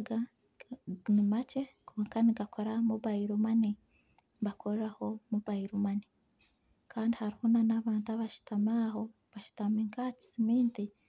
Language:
Nyankole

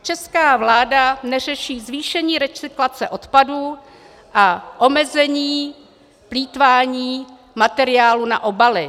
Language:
Czech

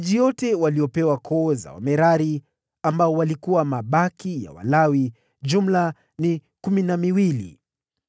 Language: Swahili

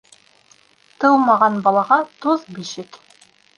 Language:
Bashkir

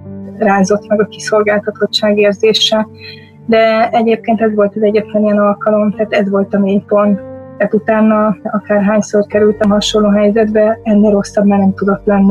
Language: Hungarian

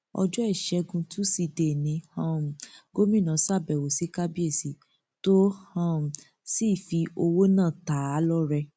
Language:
Yoruba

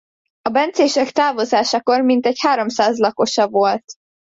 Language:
Hungarian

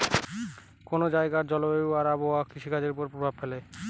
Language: Bangla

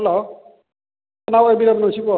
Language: Manipuri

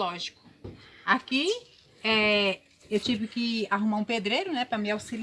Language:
Portuguese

